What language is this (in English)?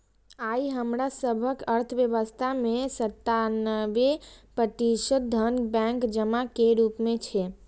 Maithili